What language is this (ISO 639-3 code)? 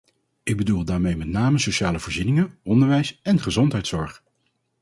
nld